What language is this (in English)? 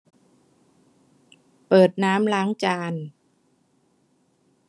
Thai